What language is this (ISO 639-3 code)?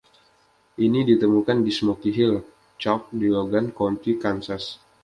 ind